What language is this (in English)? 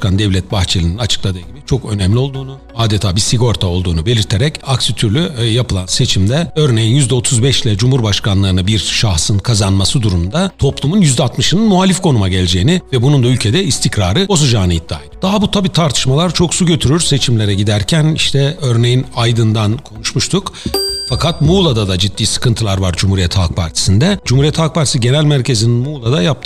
Turkish